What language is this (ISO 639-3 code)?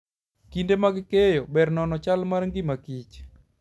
luo